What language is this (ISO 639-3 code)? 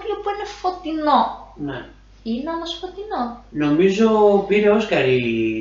ell